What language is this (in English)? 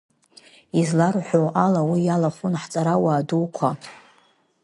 Abkhazian